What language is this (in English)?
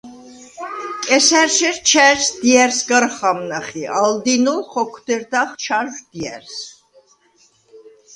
Svan